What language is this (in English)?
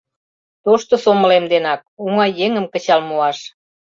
Mari